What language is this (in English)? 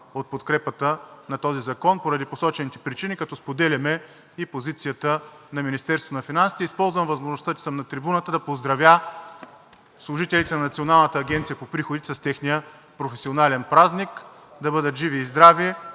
Bulgarian